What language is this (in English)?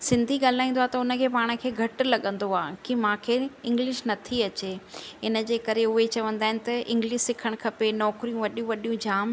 Sindhi